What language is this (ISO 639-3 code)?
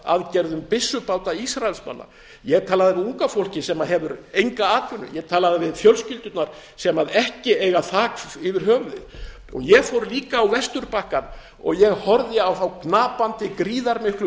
isl